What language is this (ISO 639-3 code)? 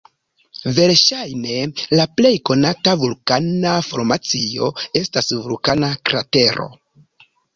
epo